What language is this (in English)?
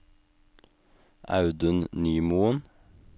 Norwegian